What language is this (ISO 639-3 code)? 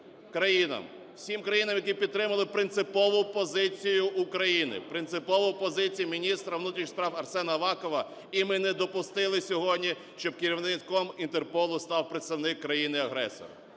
ukr